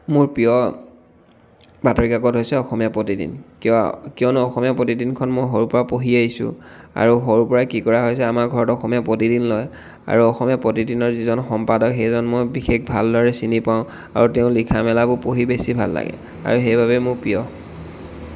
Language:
Assamese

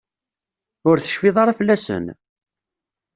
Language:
Kabyle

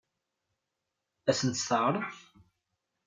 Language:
Kabyle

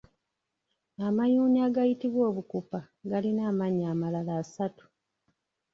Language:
Ganda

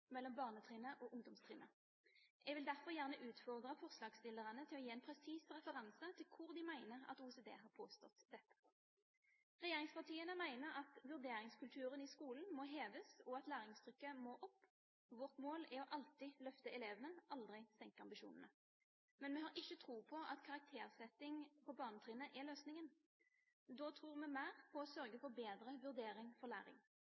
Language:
Norwegian Bokmål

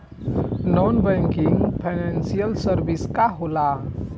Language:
Bhojpuri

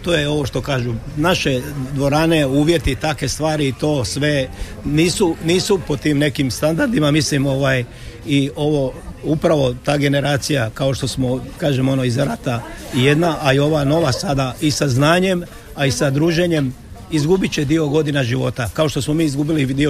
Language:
Croatian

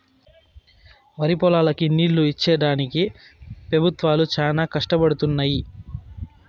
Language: Telugu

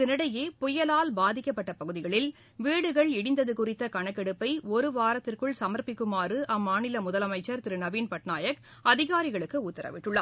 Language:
Tamil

